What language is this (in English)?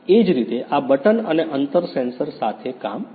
Gujarati